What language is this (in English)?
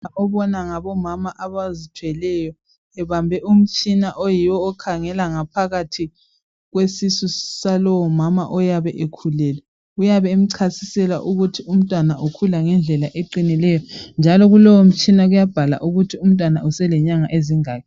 North Ndebele